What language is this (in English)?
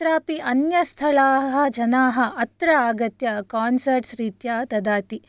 Sanskrit